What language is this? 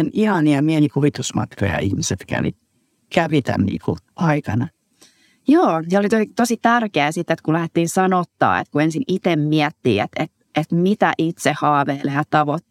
Finnish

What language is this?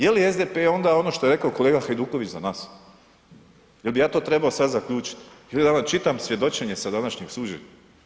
Croatian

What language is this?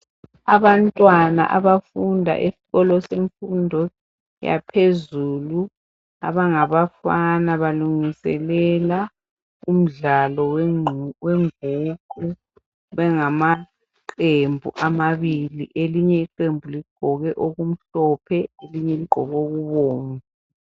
North Ndebele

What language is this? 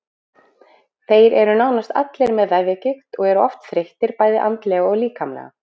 Icelandic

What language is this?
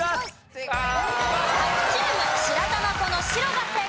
Japanese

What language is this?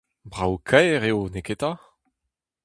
Breton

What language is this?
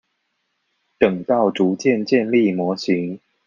Chinese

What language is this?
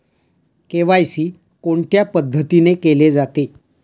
Marathi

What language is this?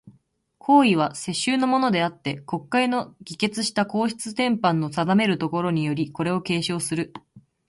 Japanese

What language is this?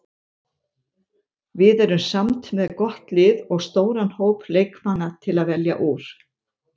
Icelandic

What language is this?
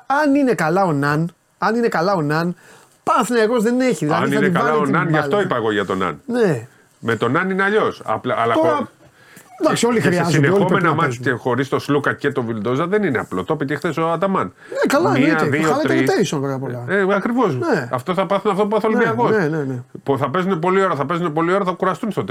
Greek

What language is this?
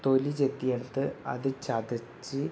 Malayalam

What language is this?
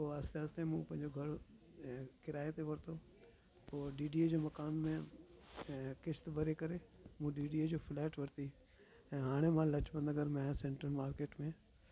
Sindhi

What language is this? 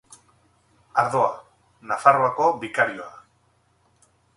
Basque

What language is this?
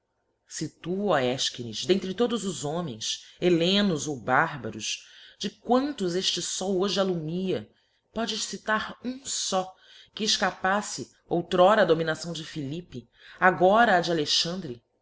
Portuguese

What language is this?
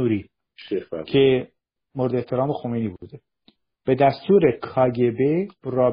Persian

